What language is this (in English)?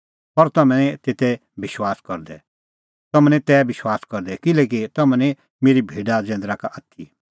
Kullu Pahari